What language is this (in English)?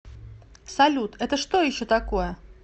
Russian